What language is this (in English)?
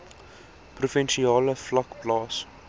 Afrikaans